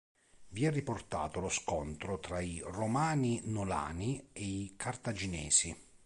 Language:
Italian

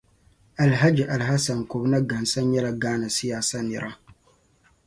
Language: Dagbani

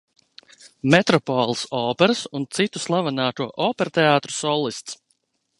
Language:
Latvian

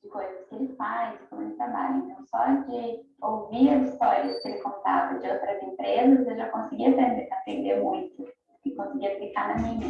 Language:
Portuguese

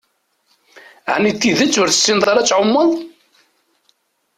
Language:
Kabyle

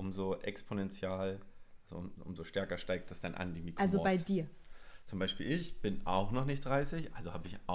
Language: German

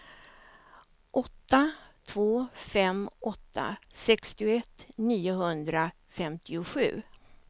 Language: Swedish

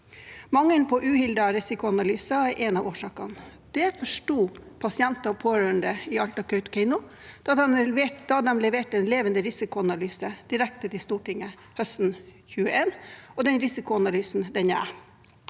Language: Norwegian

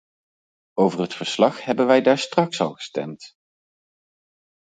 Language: Dutch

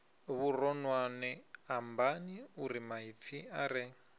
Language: Venda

